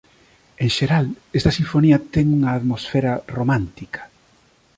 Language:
Galician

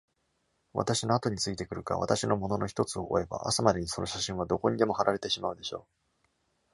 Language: Japanese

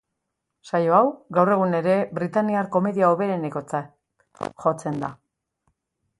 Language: Basque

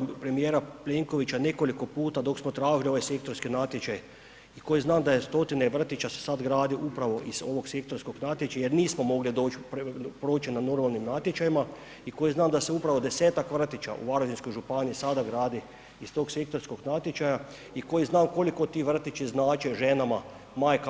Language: Croatian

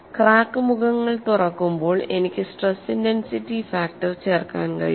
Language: Malayalam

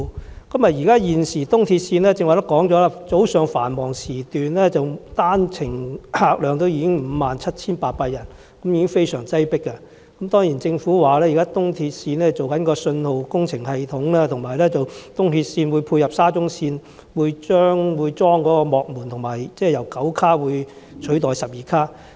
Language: Cantonese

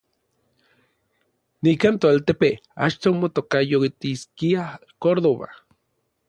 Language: Orizaba Nahuatl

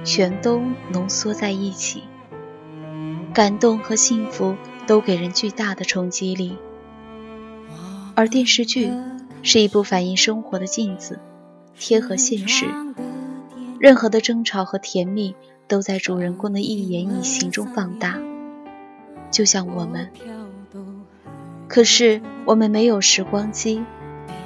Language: Chinese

